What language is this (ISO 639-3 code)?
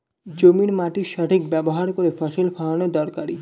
ben